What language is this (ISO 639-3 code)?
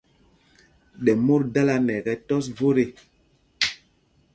mgg